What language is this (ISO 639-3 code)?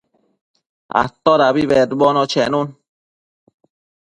mcf